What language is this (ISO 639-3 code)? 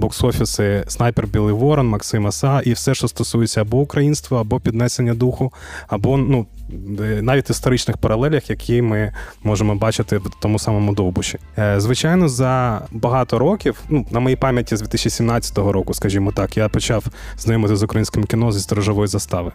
ukr